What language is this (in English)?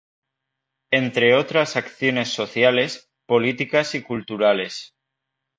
Spanish